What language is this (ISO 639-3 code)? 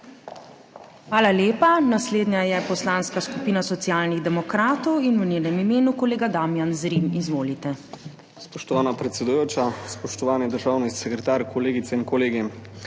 slv